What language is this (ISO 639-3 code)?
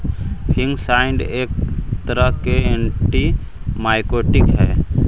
mag